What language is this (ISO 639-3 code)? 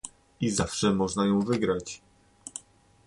pol